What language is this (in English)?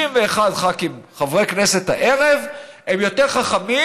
Hebrew